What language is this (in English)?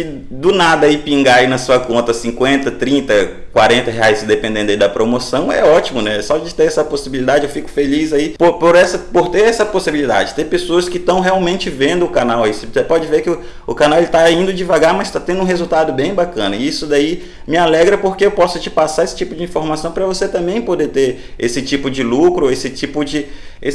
Portuguese